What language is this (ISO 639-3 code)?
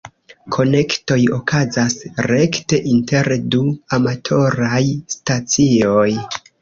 epo